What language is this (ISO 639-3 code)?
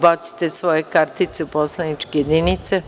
srp